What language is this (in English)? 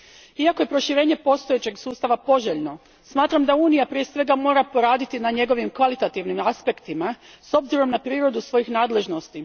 Croatian